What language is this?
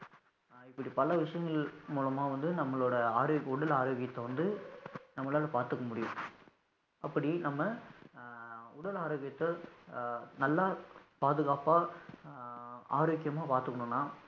Tamil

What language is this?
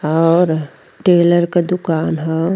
Bhojpuri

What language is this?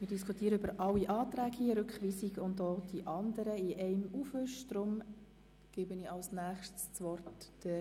Swiss German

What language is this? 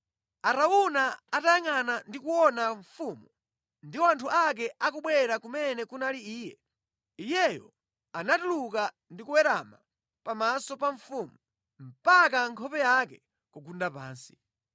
Nyanja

